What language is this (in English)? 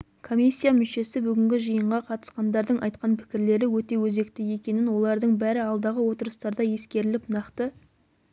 Kazakh